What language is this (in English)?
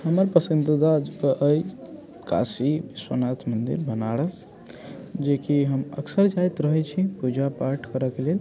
Maithili